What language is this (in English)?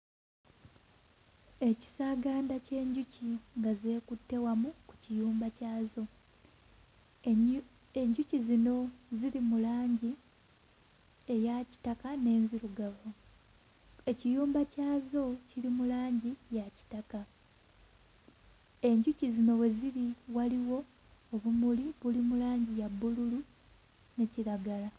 Ganda